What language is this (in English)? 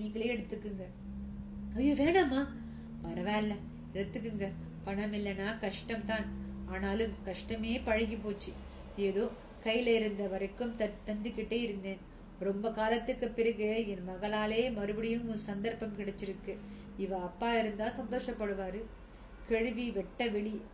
Tamil